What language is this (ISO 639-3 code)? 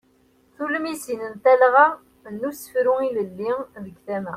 kab